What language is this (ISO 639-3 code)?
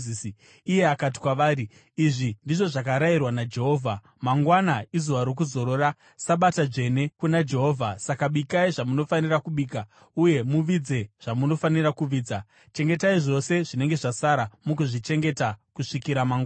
sna